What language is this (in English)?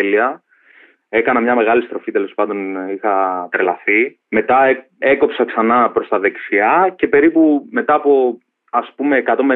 Greek